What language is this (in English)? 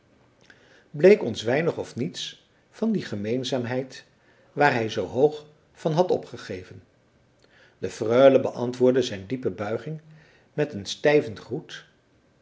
Dutch